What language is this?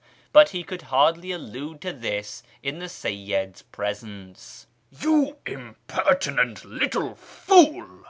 English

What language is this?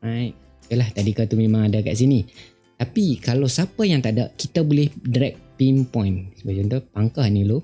Malay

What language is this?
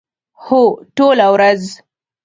Pashto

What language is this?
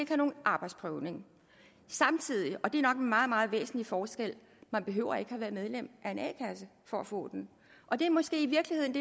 Danish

